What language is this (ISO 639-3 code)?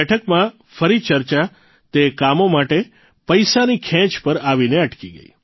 guj